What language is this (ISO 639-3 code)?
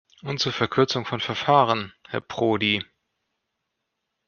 deu